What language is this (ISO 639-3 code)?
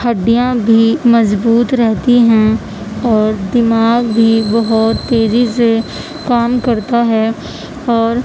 urd